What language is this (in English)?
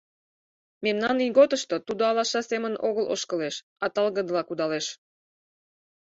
Mari